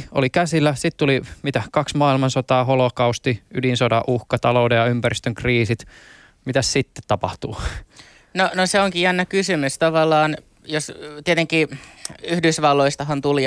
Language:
Finnish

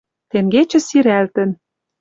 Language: Western Mari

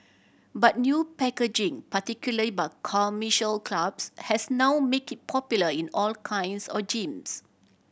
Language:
English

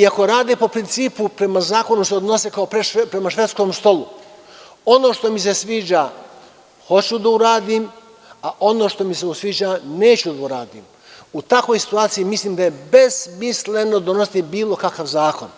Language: Serbian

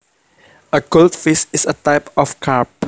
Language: Javanese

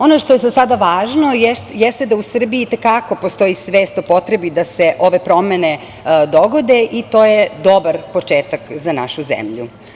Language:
Serbian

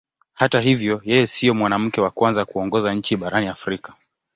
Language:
Swahili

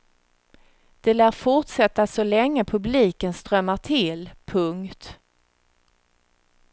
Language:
Swedish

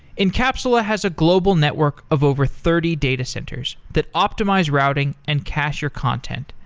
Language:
English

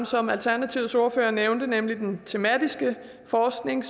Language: Danish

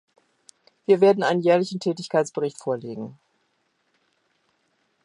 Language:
German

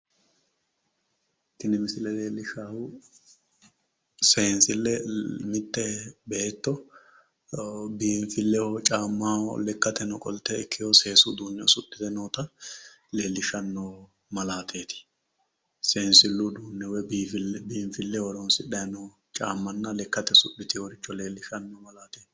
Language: Sidamo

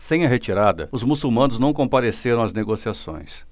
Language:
Portuguese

